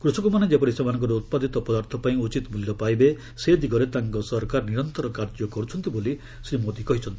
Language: Odia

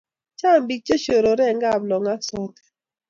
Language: Kalenjin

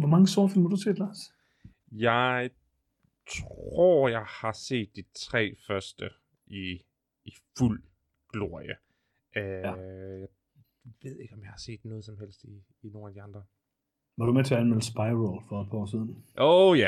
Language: Danish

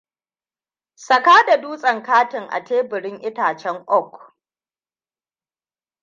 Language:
Hausa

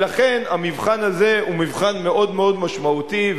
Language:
Hebrew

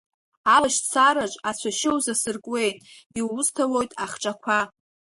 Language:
Abkhazian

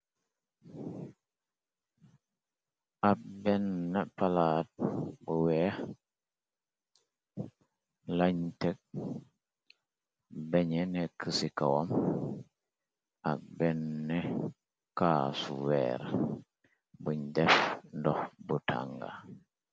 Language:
Wolof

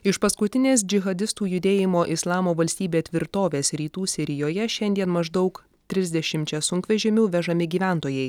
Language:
Lithuanian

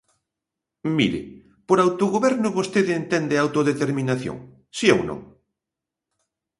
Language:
Galician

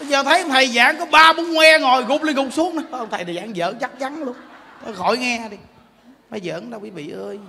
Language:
Vietnamese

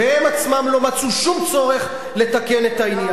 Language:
Hebrew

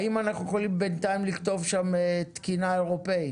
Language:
Hebrew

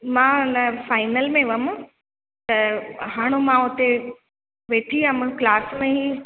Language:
Sindhi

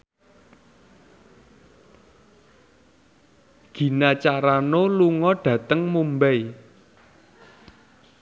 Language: Javanese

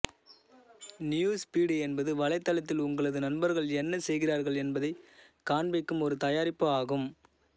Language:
Tamil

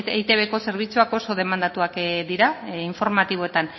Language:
Basque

